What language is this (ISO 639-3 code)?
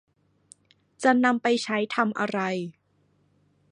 tha